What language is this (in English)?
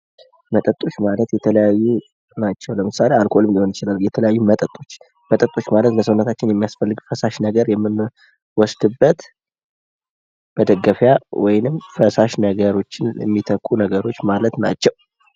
Amharic